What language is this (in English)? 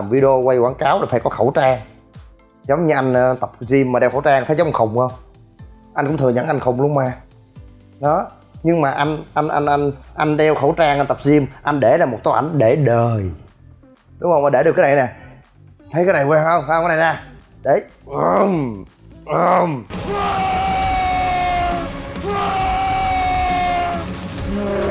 Vietnamese